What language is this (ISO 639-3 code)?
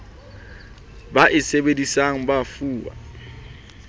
sot